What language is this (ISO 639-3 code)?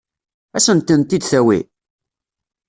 kab